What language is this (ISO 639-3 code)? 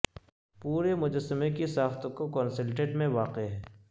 urd